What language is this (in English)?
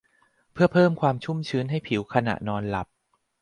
Thai